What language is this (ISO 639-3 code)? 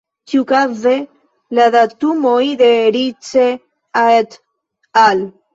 epo